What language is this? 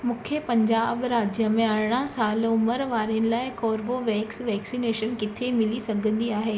Sindhi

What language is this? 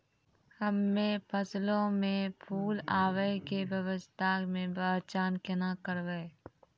Maithili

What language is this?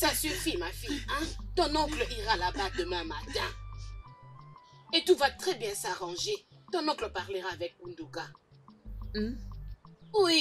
French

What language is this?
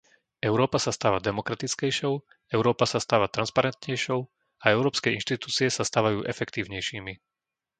Slovak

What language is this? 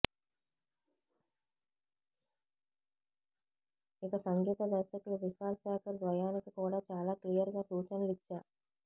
Telugu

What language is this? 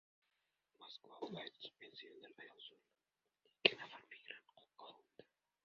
Uzbek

